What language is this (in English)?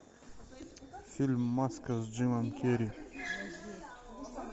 Russian